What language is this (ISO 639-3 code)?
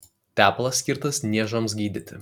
lit